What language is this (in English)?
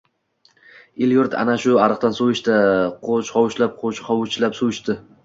Uzbek